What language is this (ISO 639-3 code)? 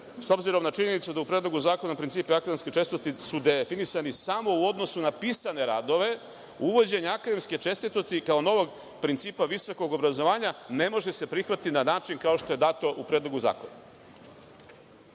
srp